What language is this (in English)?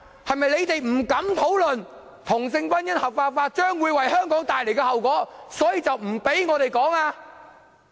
Cantonese